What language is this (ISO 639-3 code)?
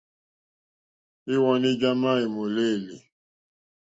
bri